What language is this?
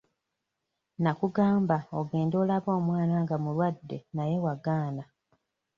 Ganda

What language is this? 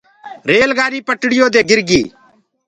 Gurgula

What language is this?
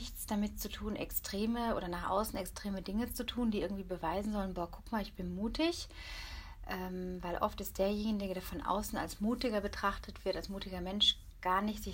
German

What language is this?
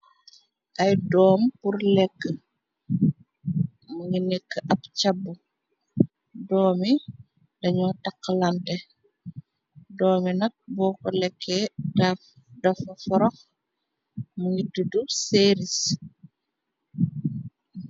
Wolof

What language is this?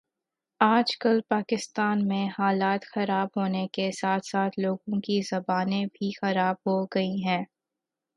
Urdu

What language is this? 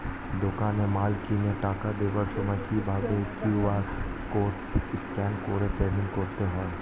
Bangla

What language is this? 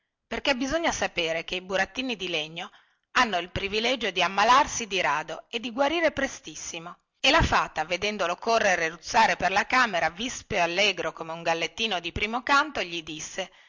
Italian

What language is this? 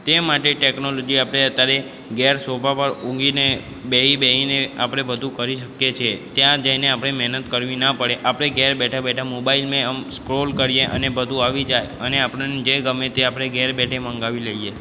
Gujarati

